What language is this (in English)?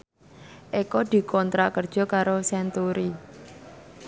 Javanese